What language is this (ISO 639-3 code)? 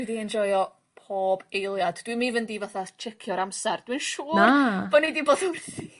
cym